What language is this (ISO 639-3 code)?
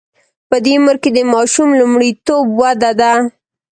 pus